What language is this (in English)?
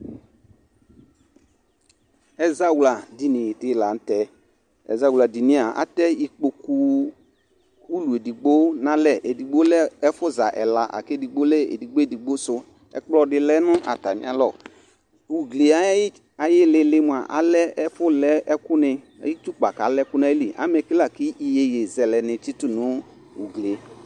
Ikposo